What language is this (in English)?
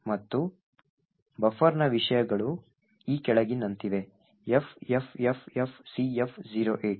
Kannada